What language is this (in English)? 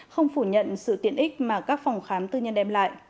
Vietnamese